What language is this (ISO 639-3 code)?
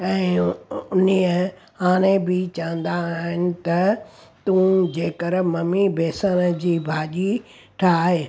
snd